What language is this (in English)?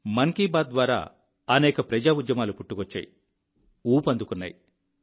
Telugu